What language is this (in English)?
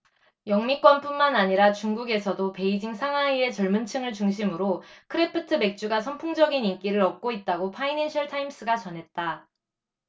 Korean